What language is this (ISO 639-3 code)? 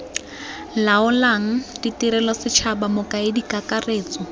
tsn